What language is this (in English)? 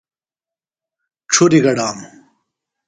Phalura